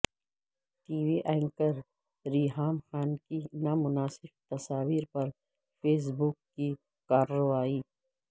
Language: Urdu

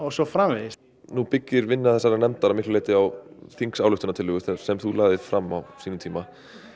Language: Icelandic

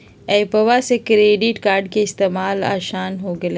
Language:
Magahi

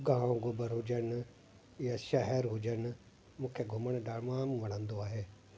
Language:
Sindhi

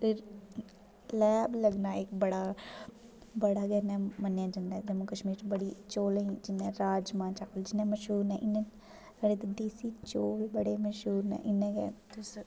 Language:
Dogri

